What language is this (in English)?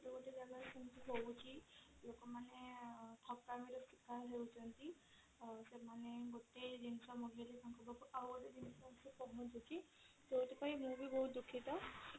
Odia